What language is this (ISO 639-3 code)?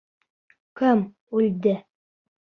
bak